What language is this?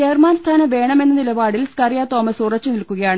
Malayalam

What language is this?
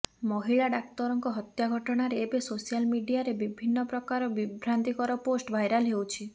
Odia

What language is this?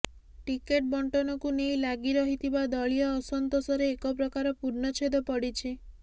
Odia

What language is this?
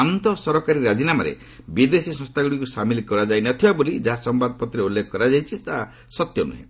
Odia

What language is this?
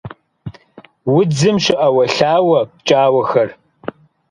Kabardian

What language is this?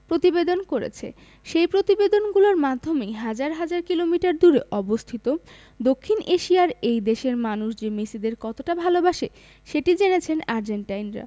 Bangla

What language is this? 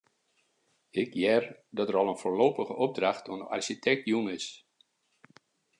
Western Frisian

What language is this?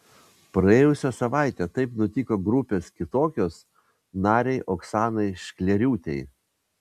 Lithuanian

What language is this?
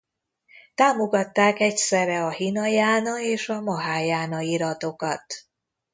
Hungarian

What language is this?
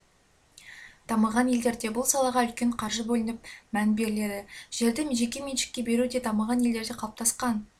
Kazakh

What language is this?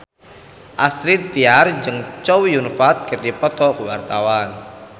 Sundanese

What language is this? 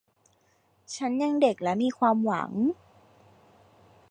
Thai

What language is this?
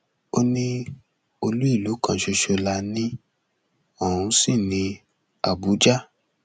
Yoruba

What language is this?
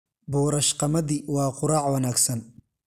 Somali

